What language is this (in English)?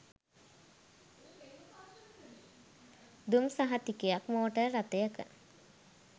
Sinhala